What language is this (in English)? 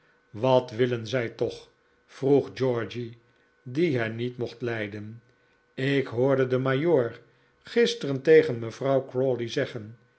Dutch